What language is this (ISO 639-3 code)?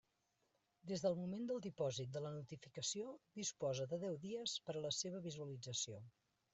cat